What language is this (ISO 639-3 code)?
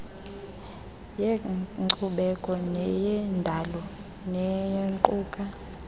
xho